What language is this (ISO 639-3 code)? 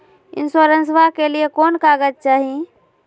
mag